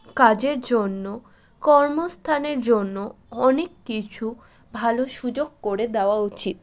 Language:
Bangla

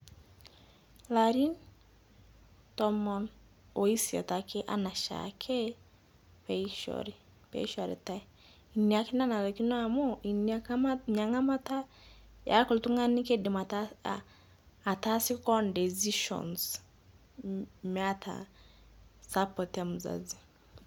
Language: Masai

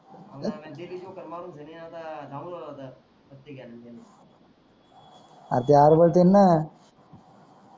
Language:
Marathi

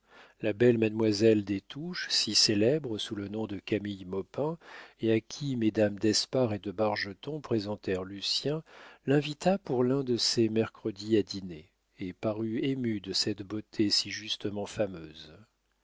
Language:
French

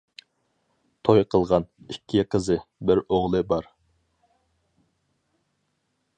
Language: Uyghur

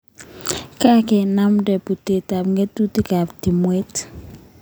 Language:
Kalenjin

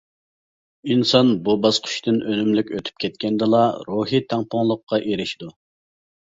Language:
Uyghur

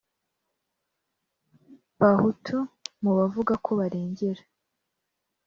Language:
Kinyarwanda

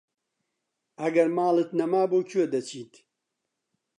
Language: Central Kurdish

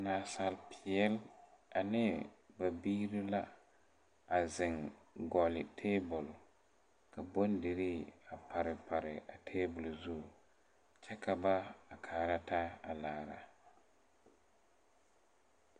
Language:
Southern Dagaare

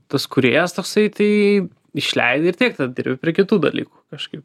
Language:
Lithuanian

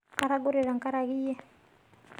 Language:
Masai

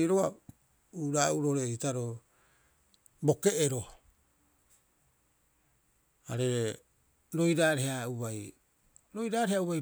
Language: Rapoisi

